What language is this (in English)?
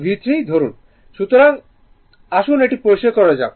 Bangla